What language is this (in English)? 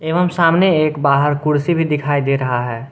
Hindi